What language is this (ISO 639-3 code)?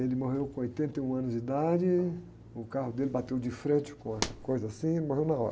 por